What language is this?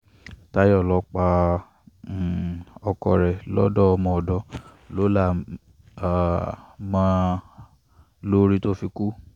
Yoruba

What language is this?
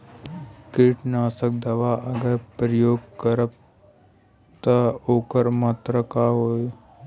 Bhojpuri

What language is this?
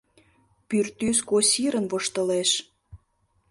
Mari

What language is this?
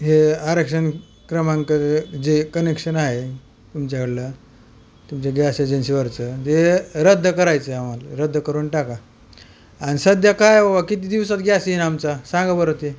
Marathi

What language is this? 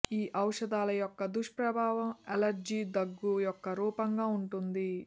Telugu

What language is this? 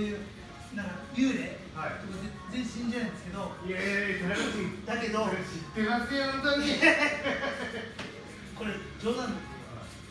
Japanese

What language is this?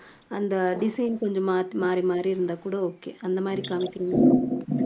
Tamil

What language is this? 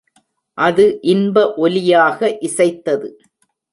Tamil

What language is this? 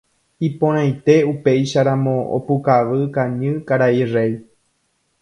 Guarani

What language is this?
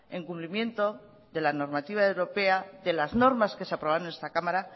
Spanish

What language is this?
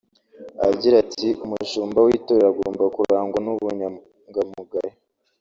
Kinyarwanda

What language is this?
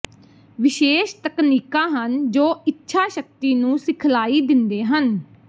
Punjabi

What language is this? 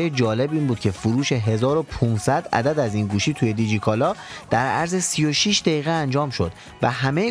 Persian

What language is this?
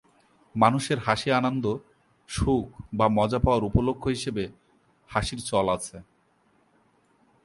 Bangla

